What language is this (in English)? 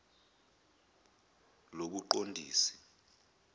Zulu